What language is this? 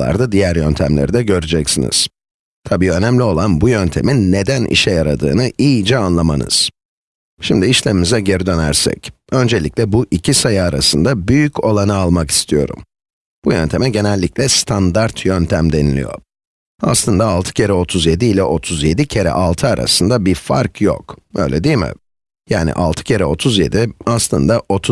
Turkish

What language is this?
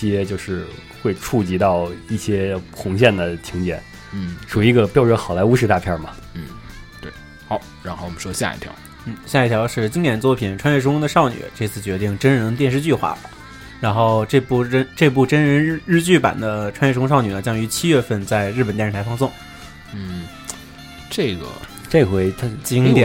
Chinese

